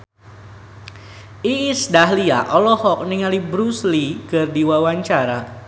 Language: Sundanese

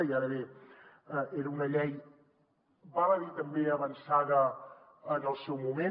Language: Catalan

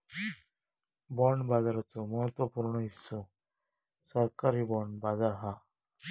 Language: Marathi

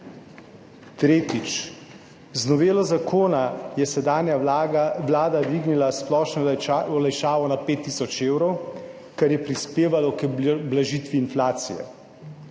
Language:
Slovenian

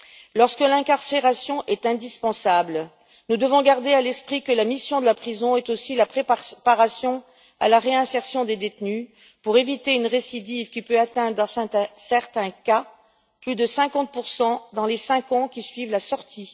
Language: French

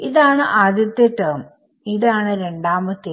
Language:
Malayalam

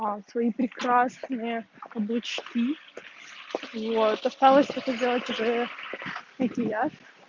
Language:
Russian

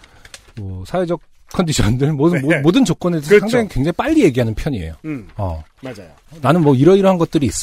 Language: Korean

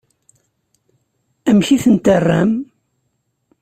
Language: Kabyle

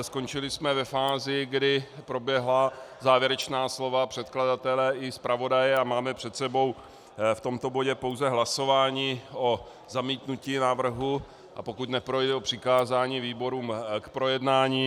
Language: Czech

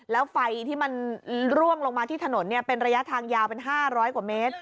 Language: Thai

